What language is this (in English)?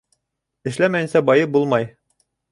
Bashkir